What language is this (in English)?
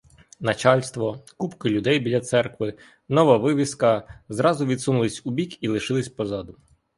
Ukrainian